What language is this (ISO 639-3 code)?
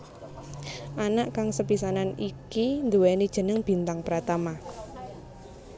jav